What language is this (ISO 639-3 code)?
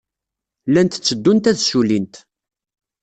kab